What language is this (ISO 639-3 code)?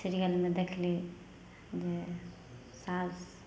mai